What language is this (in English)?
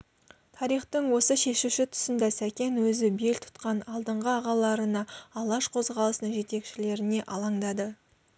Kazakh